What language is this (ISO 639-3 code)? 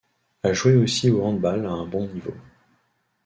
fra